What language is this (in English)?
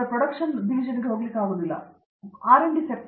Kannada